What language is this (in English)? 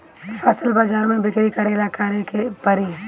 Bhojpuri